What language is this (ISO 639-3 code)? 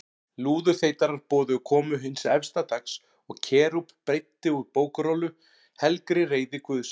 isl